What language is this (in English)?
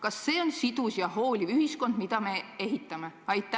Estonian